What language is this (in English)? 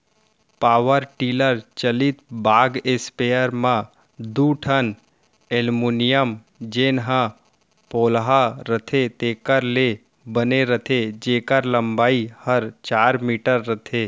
Chhattisgarhi